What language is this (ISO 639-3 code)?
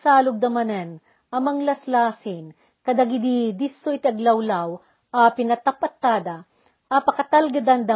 fil